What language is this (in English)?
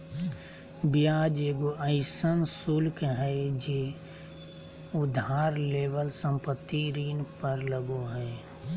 Magahi